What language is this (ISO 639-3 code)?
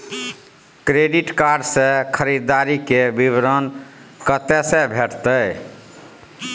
mai